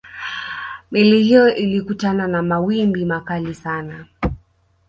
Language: Swahili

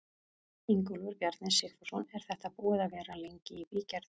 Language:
Icelandic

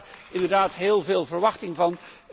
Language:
Dutch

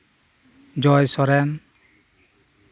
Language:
Santali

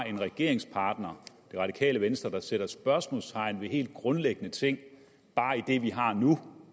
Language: Danish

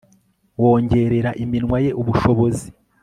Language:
Kinyarwanda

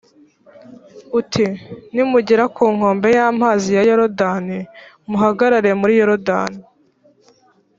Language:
Kinyarwanda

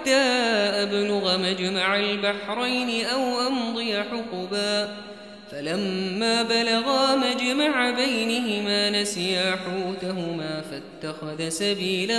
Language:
Arabic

